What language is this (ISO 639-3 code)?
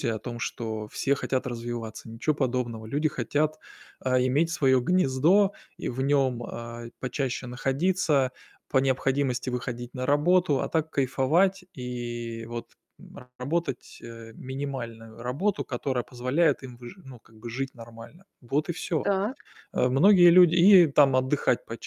rus